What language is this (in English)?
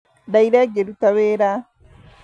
Kikuyu